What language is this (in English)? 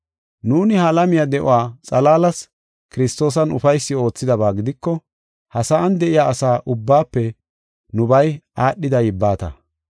Gofa